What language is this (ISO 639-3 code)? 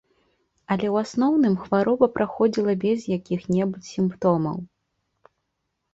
bel